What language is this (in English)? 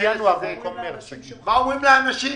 Hebrew